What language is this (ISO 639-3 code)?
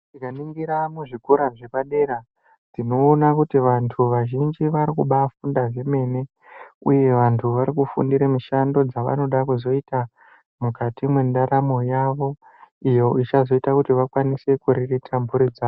ndc